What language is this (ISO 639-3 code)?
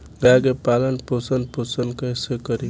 bho